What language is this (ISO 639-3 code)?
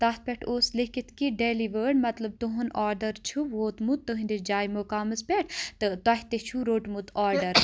kas